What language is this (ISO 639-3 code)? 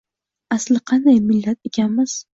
uzb